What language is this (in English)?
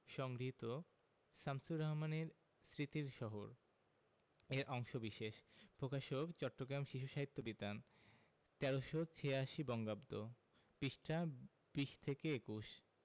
Bangla